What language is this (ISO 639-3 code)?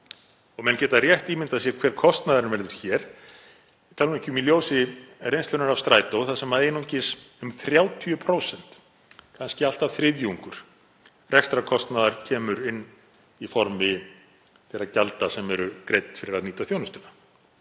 isl